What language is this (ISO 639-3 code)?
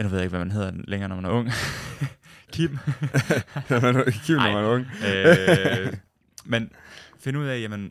dan